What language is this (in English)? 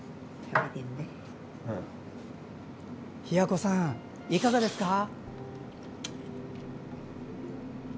Japanese